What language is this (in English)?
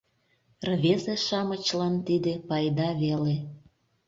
Mari